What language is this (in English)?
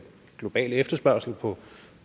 Danish